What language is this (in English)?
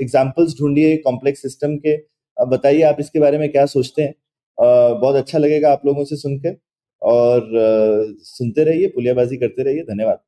Hindi